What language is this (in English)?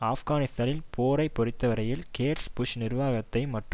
Tamil